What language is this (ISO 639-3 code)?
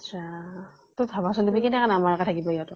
asm